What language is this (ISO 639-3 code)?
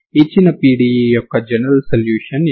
tel